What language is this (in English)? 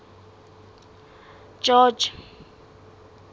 Southern Sotho